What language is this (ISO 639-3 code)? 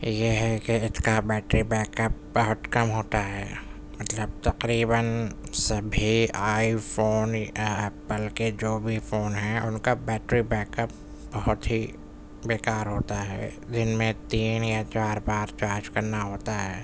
urd